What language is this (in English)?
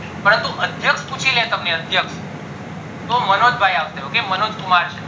Gujarati